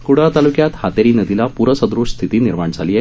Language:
Marathi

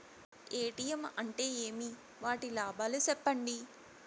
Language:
Telugu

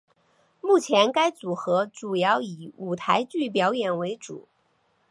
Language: Chinese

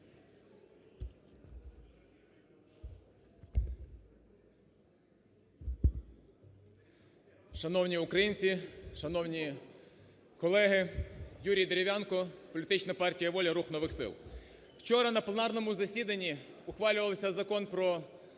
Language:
Ukrainian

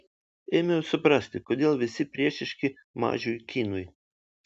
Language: Lithuanian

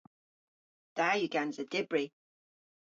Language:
Cornish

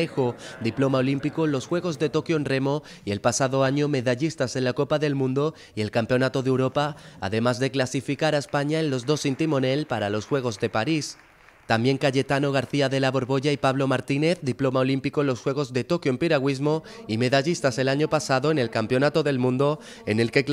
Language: Spanish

